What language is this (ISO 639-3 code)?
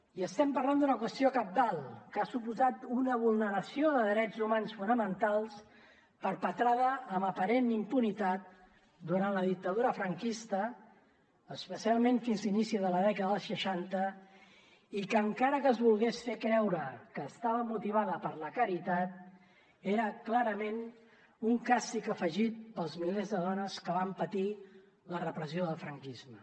cat